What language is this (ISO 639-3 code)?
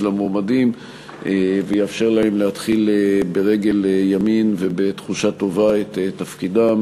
heb